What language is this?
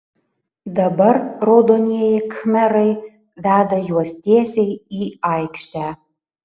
Lithuanian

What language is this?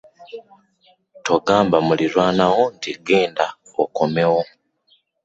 Ganda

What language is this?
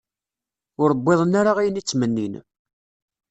Kabyle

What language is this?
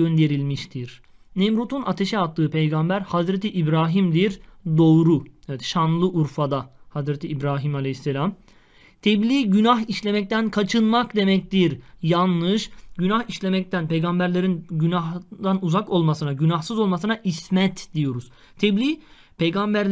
Turkish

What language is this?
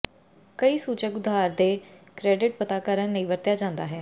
Punjabi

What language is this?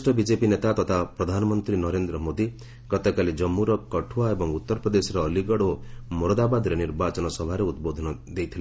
Odia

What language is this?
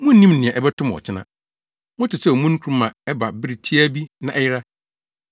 Akan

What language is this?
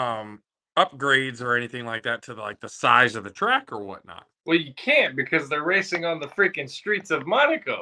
English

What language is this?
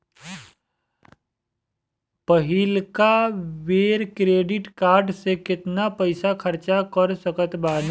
Bhojpuri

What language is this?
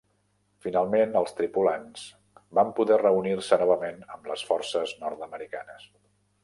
Catalan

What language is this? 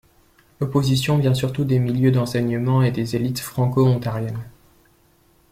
French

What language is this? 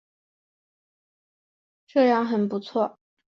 Chinese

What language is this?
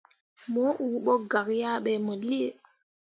Mundang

